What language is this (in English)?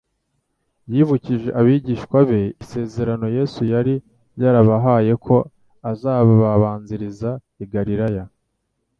Kinyarwanda